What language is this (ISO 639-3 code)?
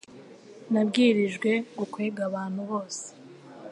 kin